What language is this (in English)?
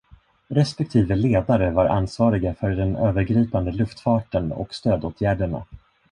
Swedish